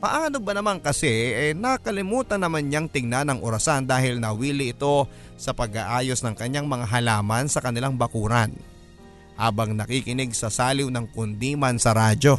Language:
Filipino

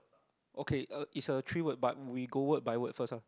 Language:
English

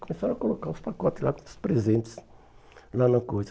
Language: Portuguese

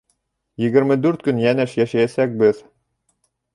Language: Bashkir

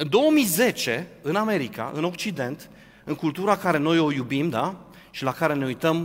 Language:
Romanian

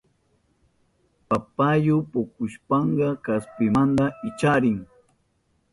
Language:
Southern Pastaza Quechua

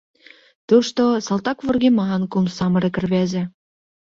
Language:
Mari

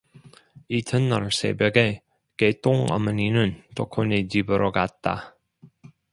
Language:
Korean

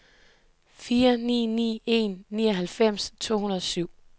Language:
Danish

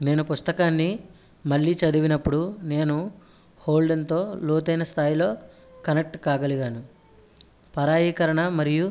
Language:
Telugu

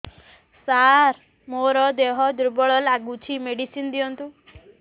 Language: Odia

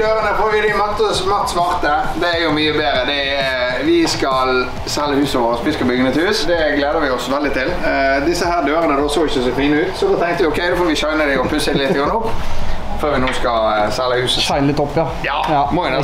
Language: Norwegian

